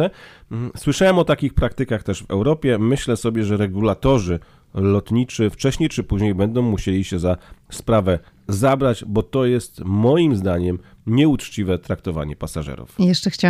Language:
Polish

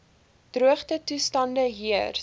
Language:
Afrikaans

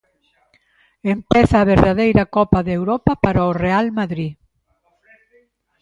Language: Galician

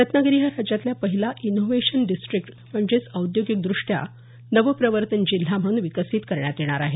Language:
Marathi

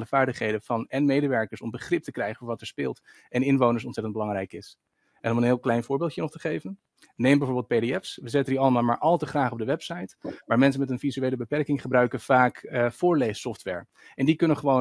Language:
Dutch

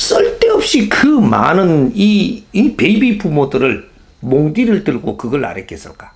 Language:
Korean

